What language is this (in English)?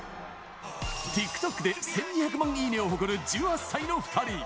Japanese